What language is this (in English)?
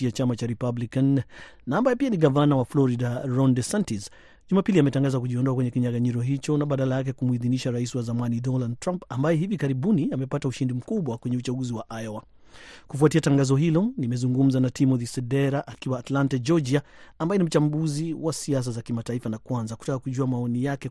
Swahili